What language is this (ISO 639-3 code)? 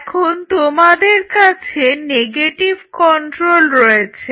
ben